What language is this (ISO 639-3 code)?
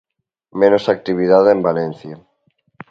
glg